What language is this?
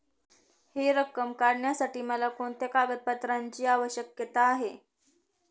Marathi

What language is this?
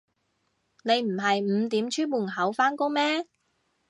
Cantonese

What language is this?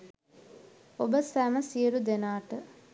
Sinhala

